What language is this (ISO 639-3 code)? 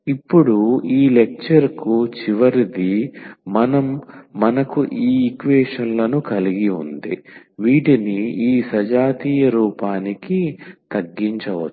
tel